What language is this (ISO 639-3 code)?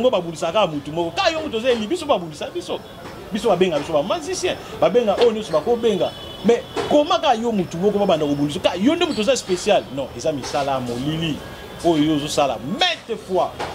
fra